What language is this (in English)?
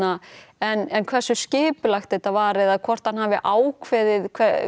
Icelandic